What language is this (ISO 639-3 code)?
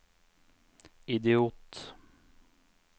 nor